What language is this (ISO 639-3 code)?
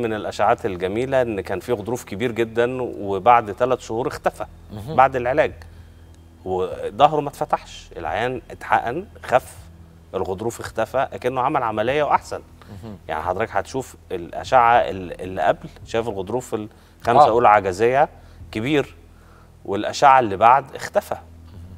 ara